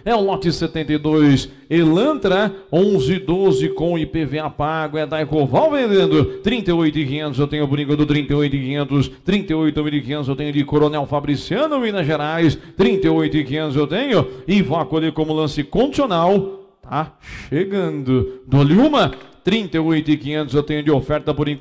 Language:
Portuguese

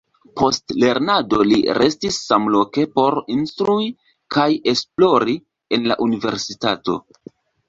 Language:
Esperanto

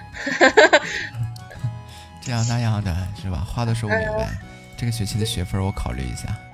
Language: Chinese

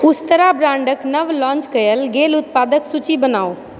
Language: Maithili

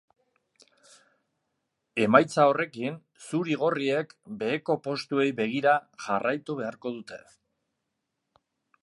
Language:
Basque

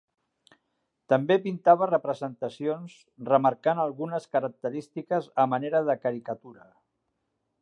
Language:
Catalan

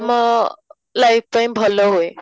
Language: Odia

